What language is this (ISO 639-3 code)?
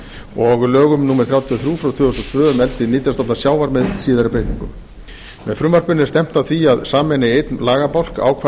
isl